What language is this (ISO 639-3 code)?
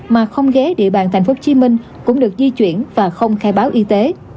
vie